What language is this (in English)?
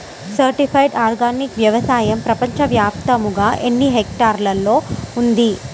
Telugu